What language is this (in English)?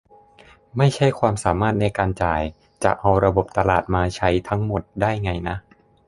Thai